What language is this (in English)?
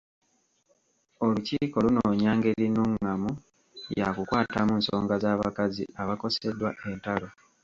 Ganda